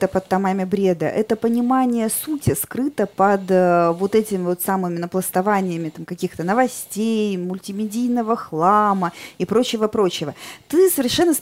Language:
Russian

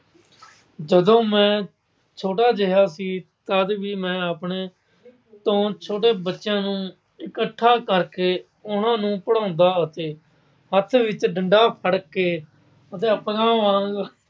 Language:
Punjabi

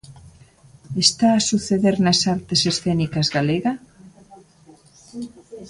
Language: Galician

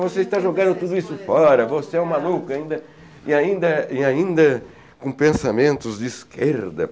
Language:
Portuguese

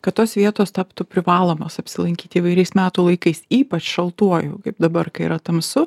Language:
Lithuanian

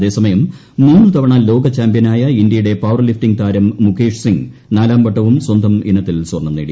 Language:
Malayalam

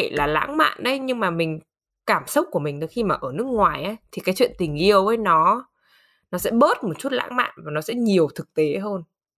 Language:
Vietnamese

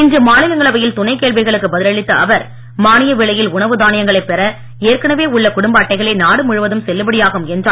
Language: Tamil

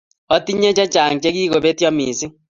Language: Kalenjin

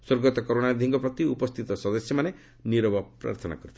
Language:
Odia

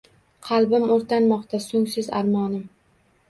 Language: Uzbek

